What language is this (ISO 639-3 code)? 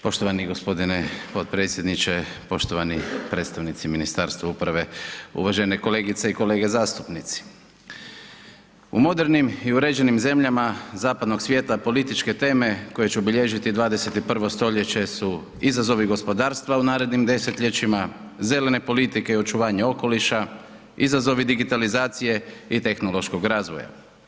hrv